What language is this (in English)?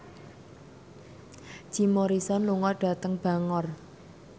Javanese